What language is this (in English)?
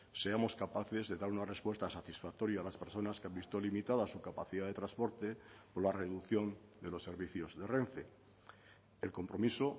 Spanish